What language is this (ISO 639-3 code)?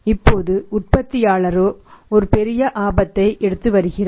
tam